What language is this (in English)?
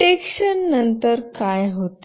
Marathi